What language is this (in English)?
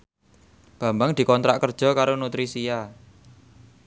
Javanese